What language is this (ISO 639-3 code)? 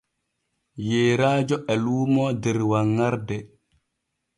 fue